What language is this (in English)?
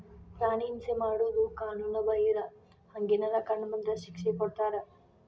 Kannada